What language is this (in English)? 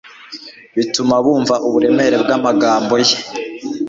Kinyarwanda